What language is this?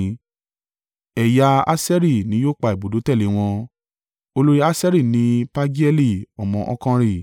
Yoruba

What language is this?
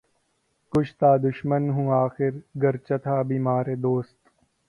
Urdu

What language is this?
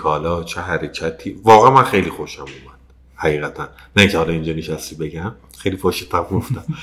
Persian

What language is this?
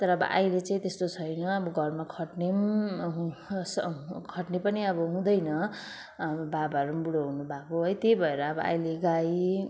Nepali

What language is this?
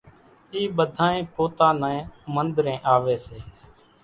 Kachi Koli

